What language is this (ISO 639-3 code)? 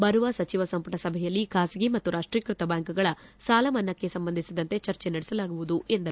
kan